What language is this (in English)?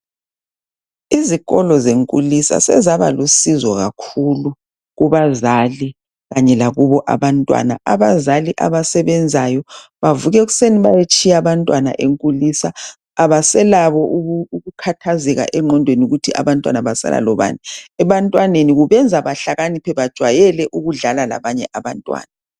North Ndebele